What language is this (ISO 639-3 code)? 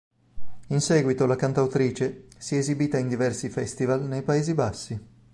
ita